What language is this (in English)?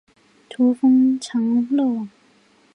Chinese